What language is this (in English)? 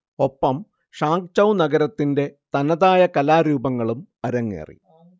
Malayalam